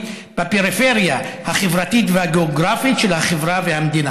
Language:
Hebrew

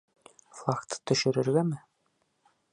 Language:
Bashkir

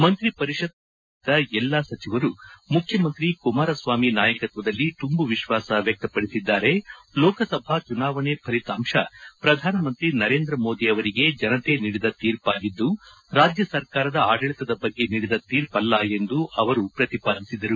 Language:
Kannada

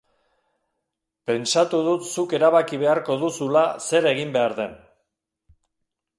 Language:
Basque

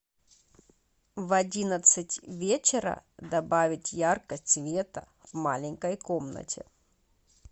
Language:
Russian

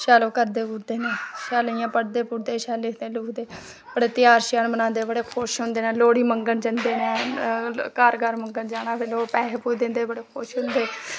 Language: Dogri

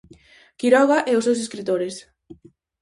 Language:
Galician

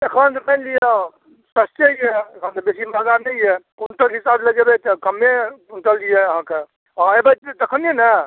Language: Maithili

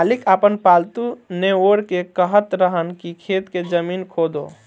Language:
Bhojpuri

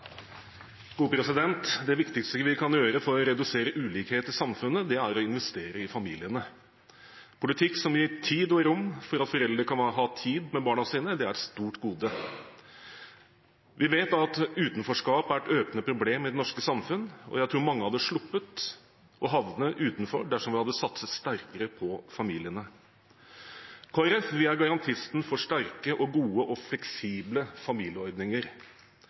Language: Norwegian Bokmål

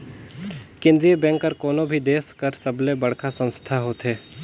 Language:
Chhattisgarhi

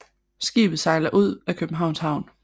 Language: Danish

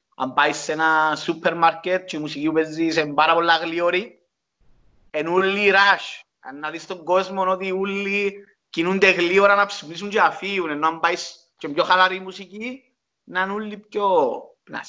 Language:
Greek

